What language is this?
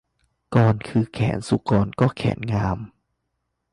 Thai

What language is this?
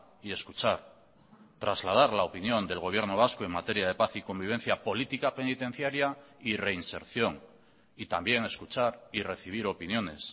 Spanish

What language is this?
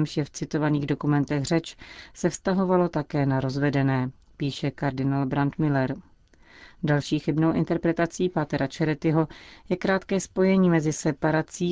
Czech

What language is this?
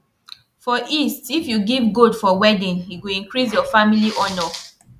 Nigerian Pidgin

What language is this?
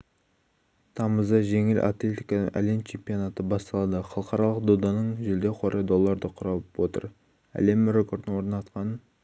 Kazakh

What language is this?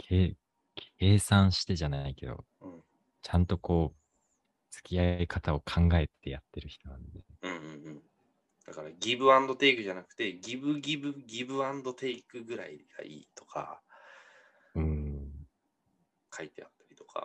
Japanese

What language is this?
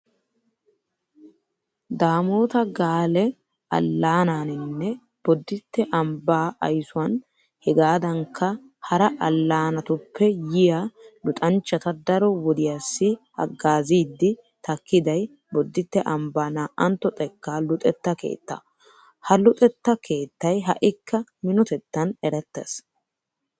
Wolaytta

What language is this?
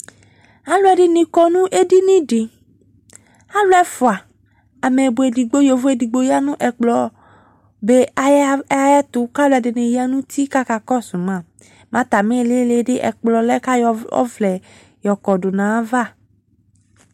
Ikposo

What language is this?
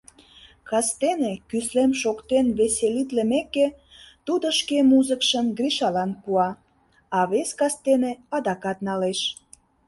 Mari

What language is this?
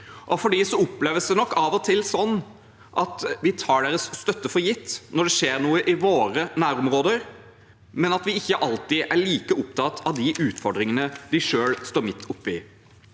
Norwegian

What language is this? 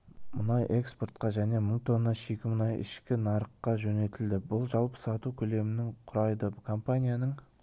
Kazakh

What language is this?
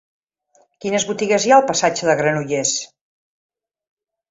Catalan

